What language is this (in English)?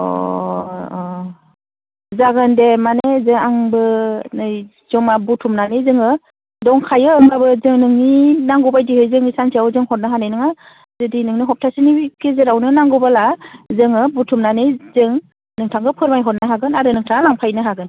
Bodo